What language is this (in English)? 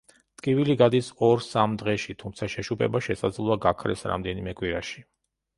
Georgian